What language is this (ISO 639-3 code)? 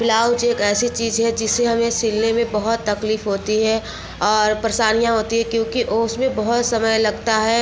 hin